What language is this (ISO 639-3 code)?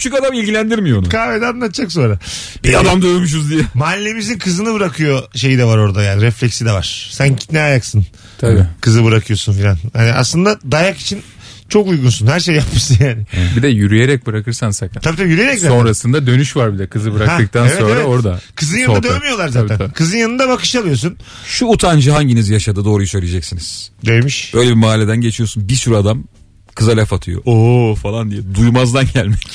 tur